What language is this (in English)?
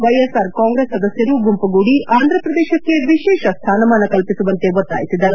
Kannada